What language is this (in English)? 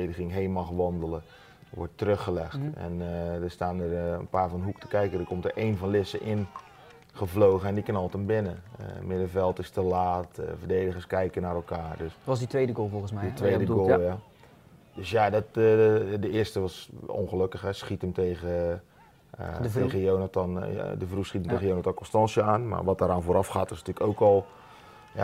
Dutch